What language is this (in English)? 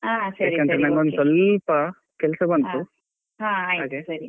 Kannada